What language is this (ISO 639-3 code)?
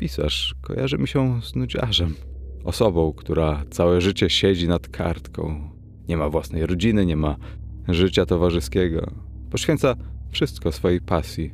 pol